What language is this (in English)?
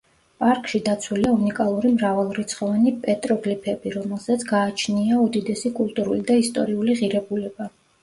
Georgian